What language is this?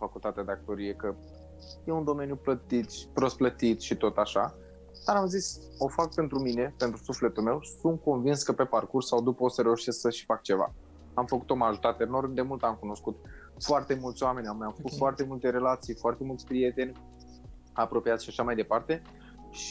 Romanian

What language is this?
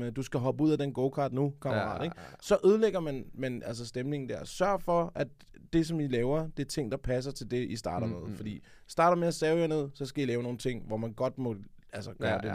Danish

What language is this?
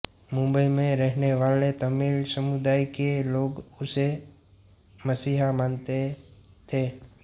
Hindi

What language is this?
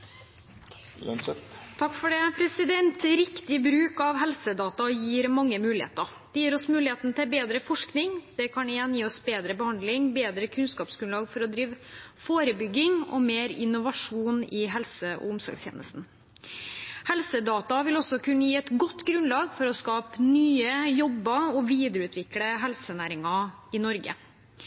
Norwegian Bokmål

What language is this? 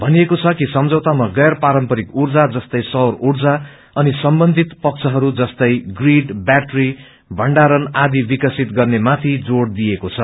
Nepali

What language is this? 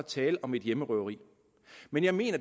Danish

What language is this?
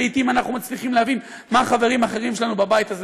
Hebrew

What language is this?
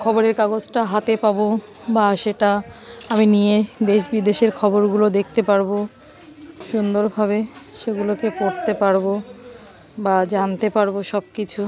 Bangla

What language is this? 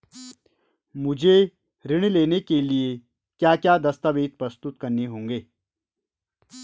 Hindi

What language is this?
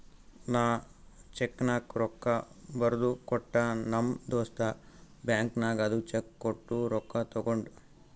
Kannada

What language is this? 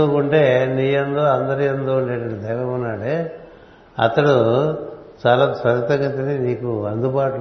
Telugu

